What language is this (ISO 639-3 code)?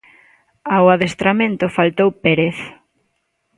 glg